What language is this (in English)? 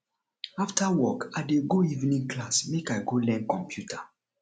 Nigerian Pidgin